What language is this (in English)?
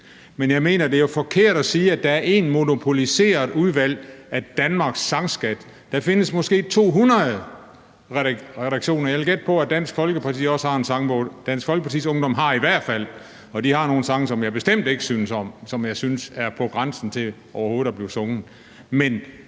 Danish